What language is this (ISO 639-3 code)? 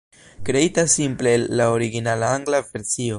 epo